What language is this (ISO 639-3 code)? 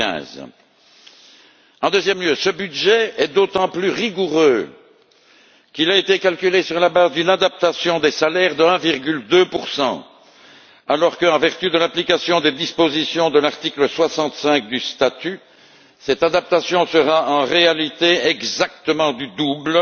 fra